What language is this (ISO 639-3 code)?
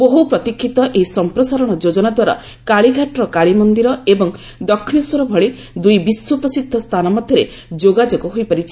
ori